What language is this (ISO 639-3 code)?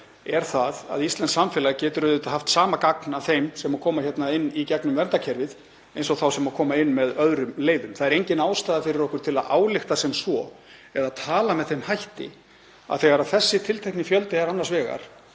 isl